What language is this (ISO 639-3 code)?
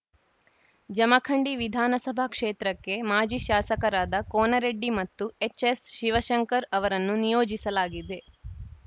kan